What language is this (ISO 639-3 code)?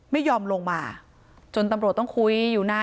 tha